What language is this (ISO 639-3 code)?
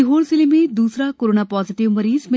hin